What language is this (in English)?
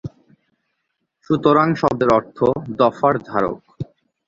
Bangla